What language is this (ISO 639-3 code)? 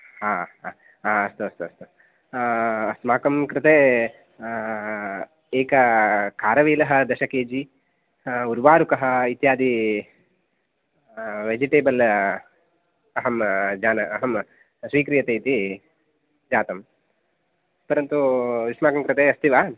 san